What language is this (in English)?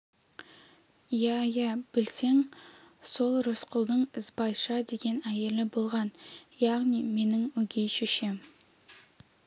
Kazakh